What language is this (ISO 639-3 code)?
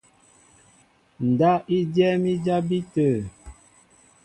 mbo